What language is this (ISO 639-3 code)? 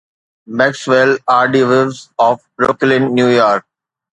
snd